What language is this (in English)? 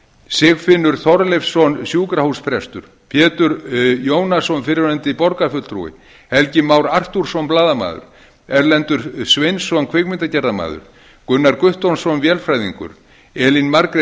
Icelandic